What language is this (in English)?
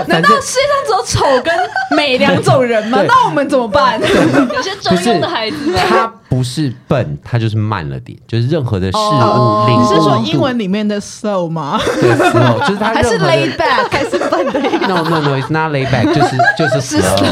Chinese